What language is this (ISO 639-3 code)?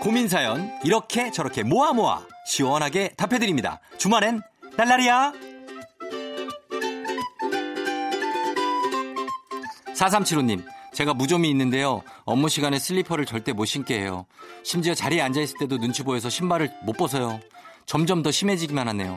kor